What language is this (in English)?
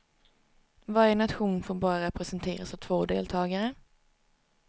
Swedish